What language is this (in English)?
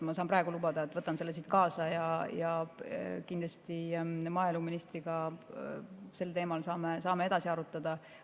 Estonian